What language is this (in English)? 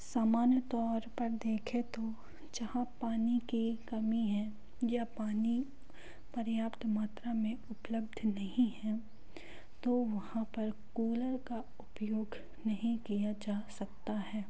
Hindi